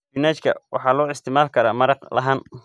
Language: Somali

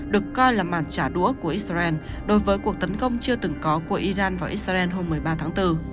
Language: Vietnamese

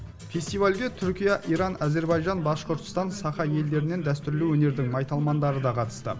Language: Kazakh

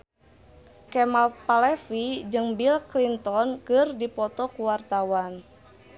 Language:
Sundanese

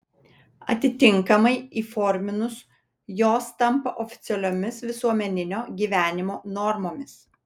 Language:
Lithuanian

